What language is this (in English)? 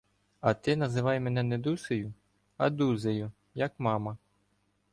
Ukrainian